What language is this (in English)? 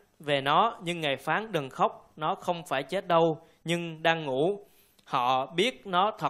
Vietnamese